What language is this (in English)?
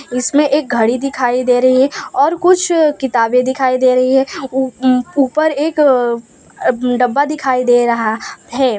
Hindi